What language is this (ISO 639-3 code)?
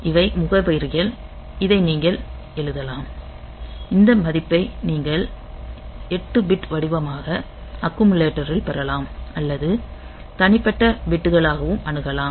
tam